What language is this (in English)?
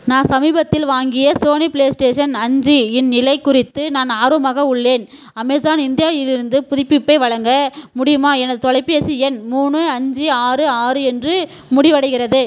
Tamil